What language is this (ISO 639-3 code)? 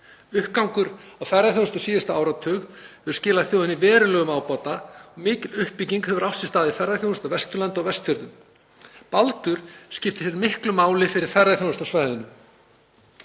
isl